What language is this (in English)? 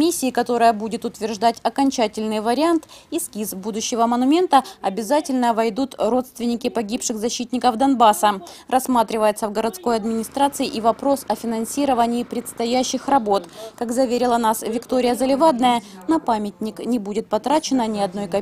Russian